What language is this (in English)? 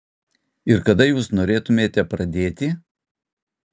Lithuanian